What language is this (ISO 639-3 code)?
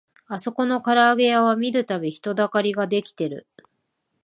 jpn